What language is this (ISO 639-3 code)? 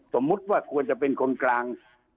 tha